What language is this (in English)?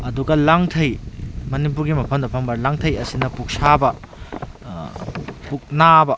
Manipuri